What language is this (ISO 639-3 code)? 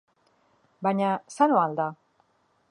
eus